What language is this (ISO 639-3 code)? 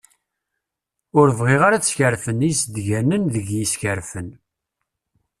kab